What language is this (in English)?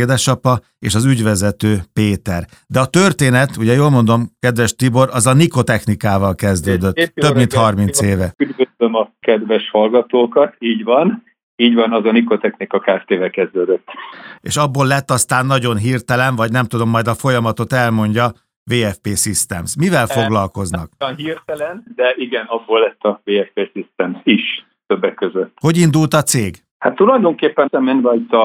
Hungarian